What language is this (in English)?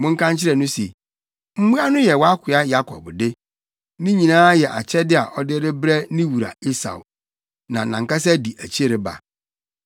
Akan